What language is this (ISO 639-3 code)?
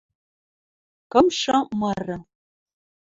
mrj